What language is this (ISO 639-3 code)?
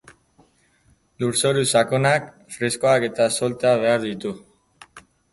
eus